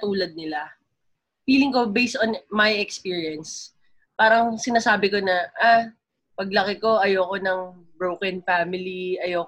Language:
Filipino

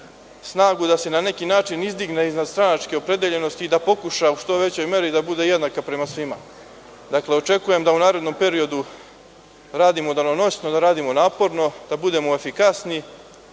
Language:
Serbian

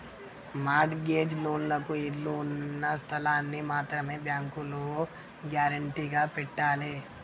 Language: Telugu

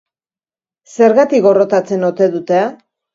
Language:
Basque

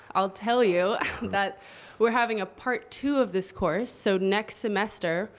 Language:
English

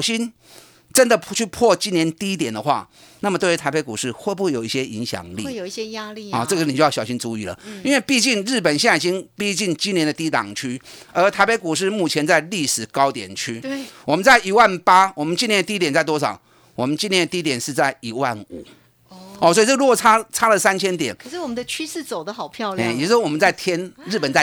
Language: Chinese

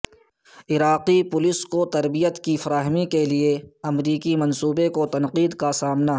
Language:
Urdu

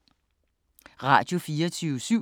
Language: Danish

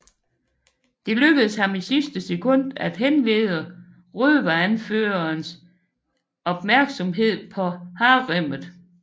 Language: Danish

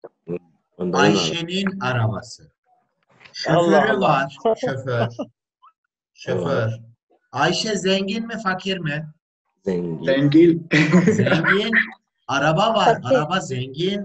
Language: Turkish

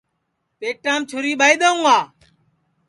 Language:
Sansi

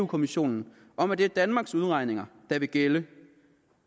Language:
Danish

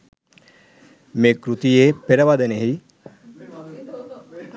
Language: Sinhala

